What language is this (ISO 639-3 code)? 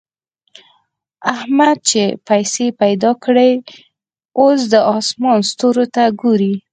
pus